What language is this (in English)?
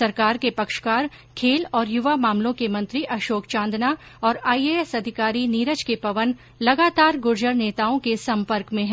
Hindi